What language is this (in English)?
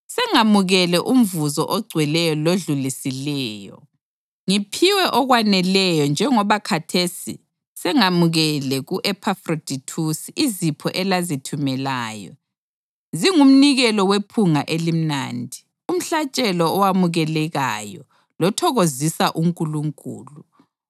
North Ndebele